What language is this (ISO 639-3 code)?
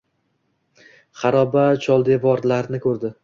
uzb